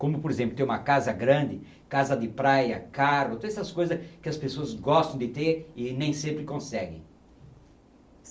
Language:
Portuguese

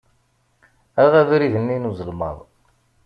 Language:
Kabyle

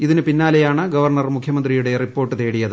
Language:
Malayalam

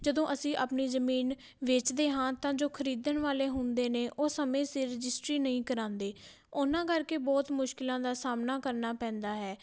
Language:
Punjabi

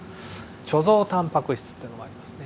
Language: Japanese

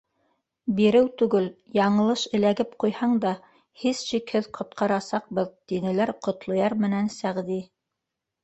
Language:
Bashkir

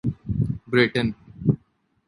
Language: Urdu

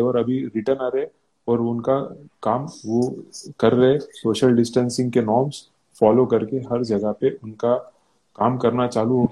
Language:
Hindi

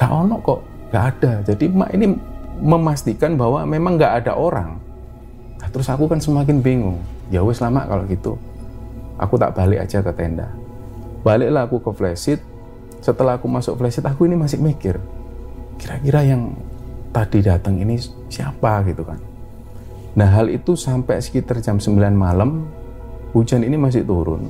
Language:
Indonesian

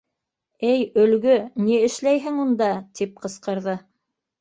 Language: Bashkir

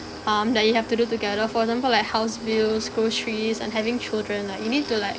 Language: English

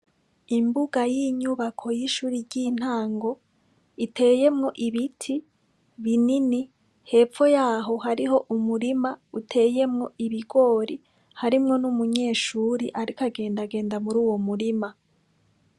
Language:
Rundi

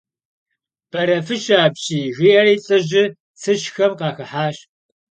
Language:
Kabardian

